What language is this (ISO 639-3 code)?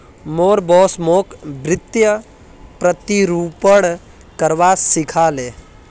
mag